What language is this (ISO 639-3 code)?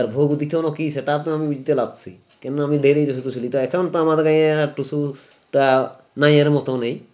ben